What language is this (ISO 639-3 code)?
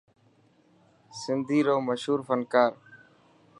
mki